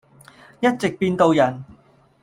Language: Cantonese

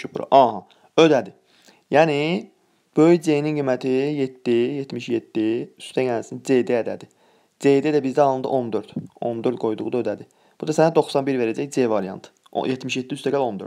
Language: Turkish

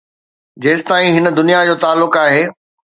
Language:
Sindhi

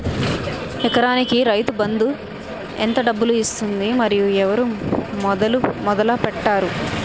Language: Telugu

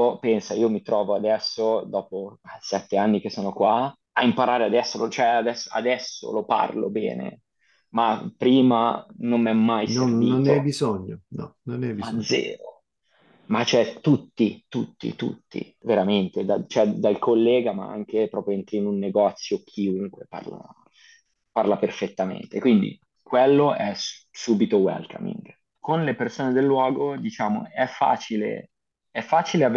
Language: Italian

